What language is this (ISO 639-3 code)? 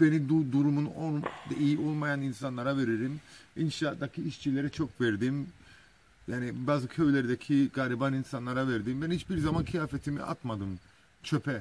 tur